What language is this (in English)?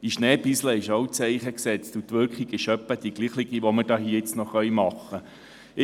Swiss German